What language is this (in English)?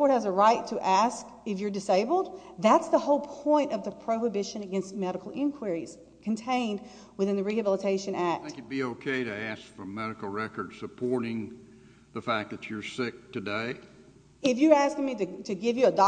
English